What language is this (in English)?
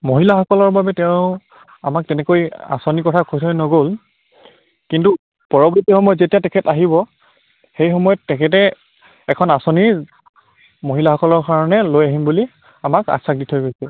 Assamese